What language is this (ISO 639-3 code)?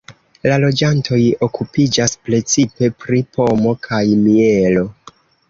epo